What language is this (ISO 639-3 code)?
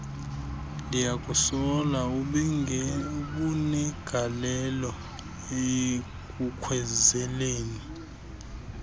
xho